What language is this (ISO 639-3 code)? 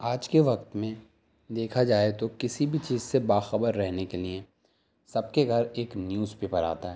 urd